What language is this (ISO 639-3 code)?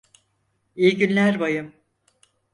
tur